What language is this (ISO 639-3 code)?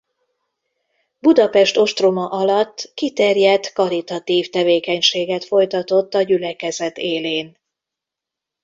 hun